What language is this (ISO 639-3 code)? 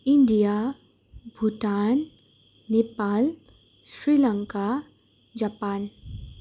nep